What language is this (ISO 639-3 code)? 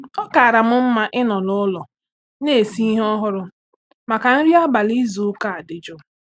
ibo